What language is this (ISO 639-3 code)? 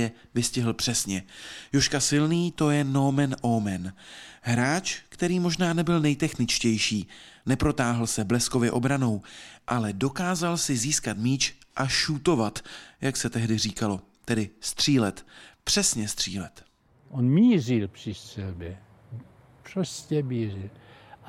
ces